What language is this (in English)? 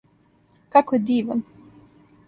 Serbian